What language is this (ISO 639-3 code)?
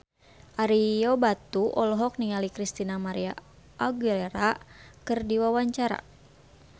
sun